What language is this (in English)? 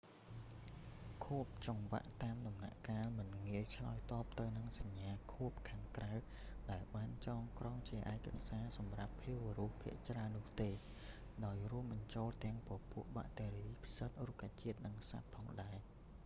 Khmer